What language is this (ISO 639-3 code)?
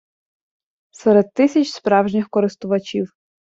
ukr